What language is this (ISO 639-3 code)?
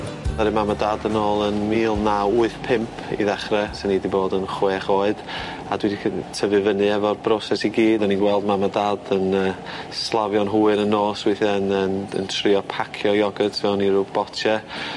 cym